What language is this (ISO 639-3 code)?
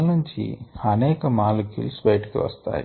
tel